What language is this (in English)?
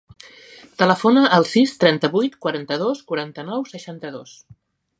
Catalan